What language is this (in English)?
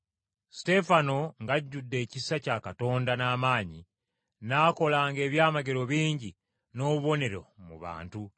Ganda